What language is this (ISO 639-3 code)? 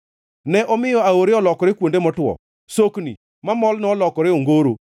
luo